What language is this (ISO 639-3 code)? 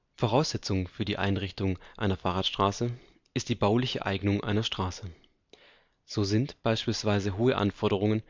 deu